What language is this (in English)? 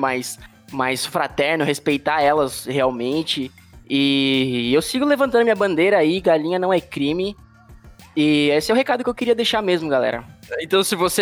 Portuguese